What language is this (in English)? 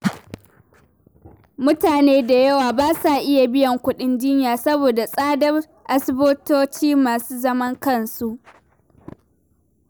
Hausa